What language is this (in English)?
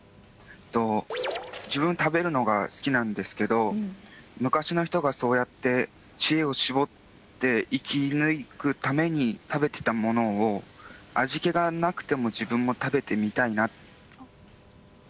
Japanese